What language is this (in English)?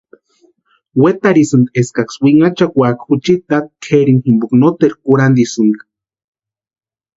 Western Highland Purepecha